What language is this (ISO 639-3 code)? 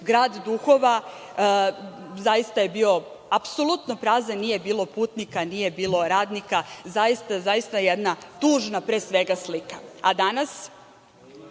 srp